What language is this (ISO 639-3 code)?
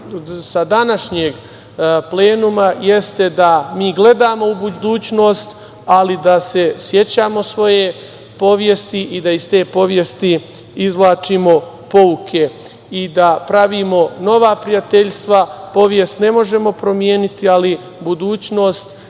srp